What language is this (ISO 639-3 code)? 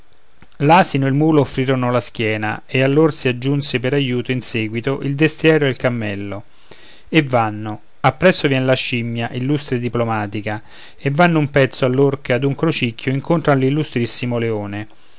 ita